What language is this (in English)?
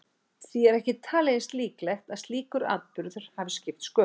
Icelandic